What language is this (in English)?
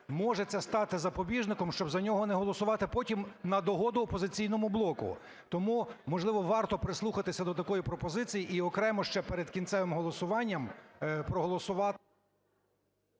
Ukrainian